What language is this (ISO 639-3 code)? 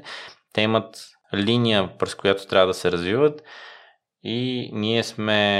bul